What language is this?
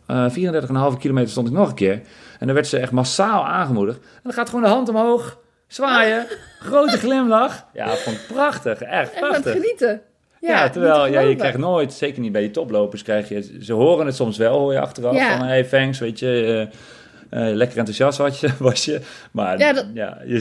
Dutch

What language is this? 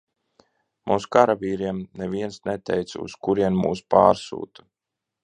Latvian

